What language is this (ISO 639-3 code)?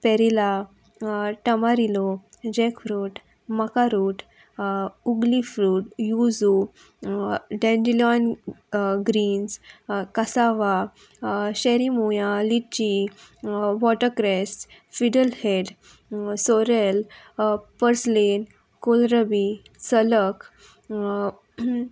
kok